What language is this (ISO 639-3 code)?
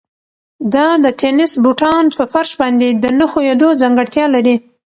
pus